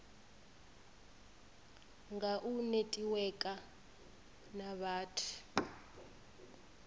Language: Venda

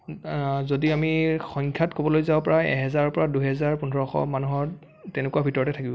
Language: Assamese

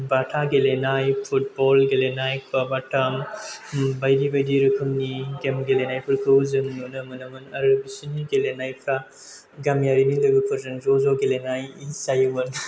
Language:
Bodo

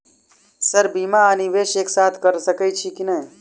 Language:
Maithili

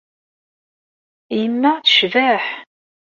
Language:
Kabyle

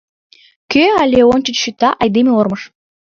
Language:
Mari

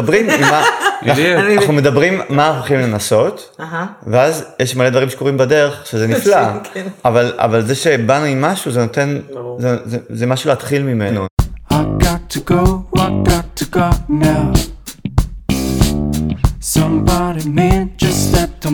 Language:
Hebrew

